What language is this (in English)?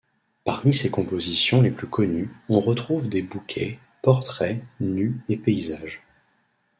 French